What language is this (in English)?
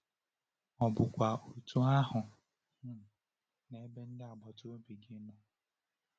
Igbo